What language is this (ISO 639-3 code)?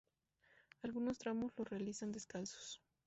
spa